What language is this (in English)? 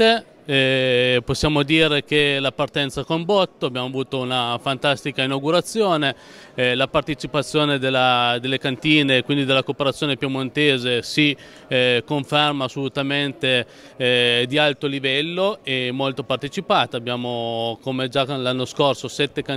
Italian